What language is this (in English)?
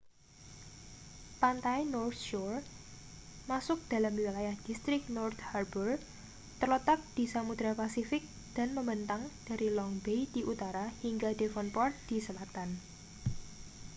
Indonesian